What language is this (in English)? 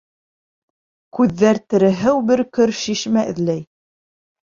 Bashkir